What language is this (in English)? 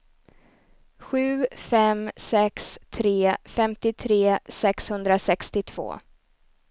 Swedish